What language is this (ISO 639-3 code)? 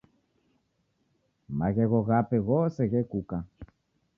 dav